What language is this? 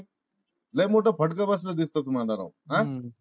Marathi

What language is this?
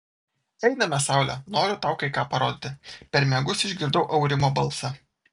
Lithuanian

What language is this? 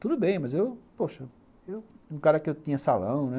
Portuguese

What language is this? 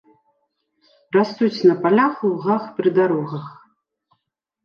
Belarusian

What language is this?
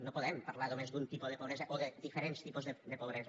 Catalan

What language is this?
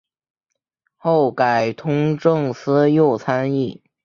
Chinese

